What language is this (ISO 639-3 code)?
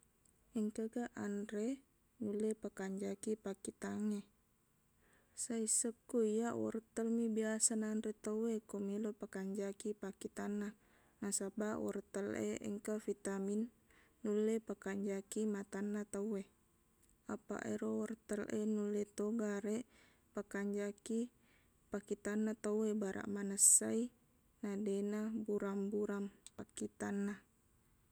bug